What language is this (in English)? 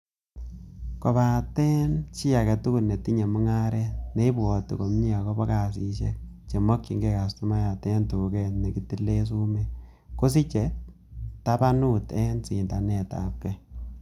Kalenjin